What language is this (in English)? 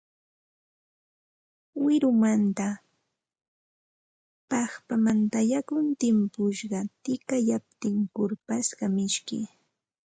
Santa Ana de Tusi Pasco Quechua